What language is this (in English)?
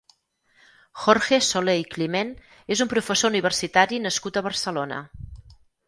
Catalan